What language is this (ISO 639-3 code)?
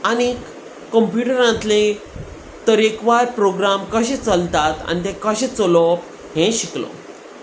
kok